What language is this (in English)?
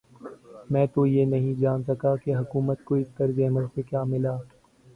Urdu